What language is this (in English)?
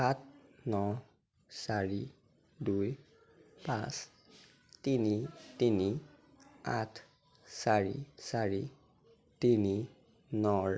Assamese